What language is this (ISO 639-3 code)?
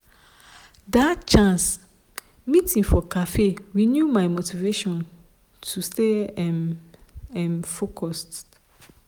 pcm